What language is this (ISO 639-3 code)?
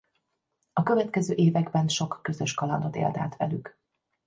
hun